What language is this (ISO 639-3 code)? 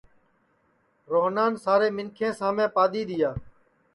ssi